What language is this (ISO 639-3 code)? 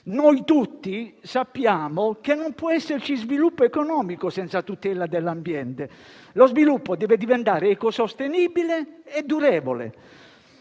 ita